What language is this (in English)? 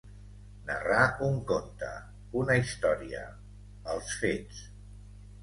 Catalan